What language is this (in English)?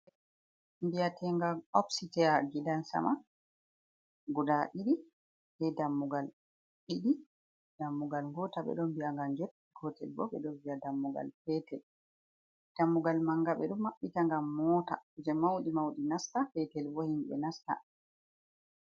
Fula